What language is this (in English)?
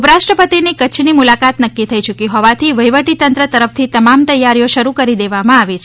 Gujarati